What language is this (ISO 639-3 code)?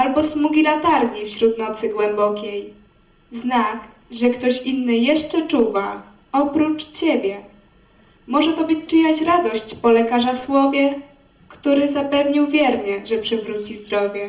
pol